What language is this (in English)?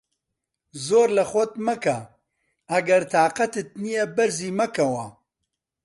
Central Kurdish